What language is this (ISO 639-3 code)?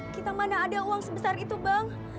ind